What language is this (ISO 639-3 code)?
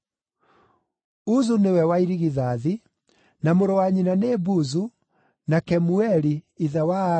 kik